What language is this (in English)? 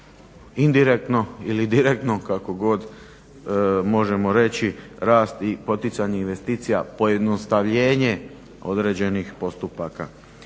Croatian